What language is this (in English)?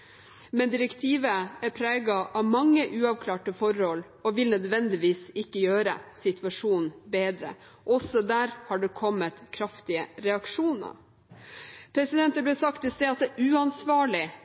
Norwegian Bokmål